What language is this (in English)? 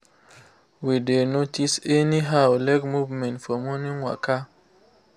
Nigerian Pidgin